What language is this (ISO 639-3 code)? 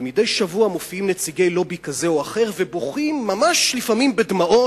heb